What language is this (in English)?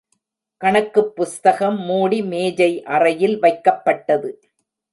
Tamil